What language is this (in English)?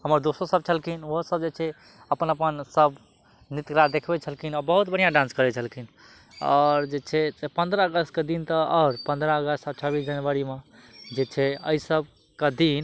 Maithili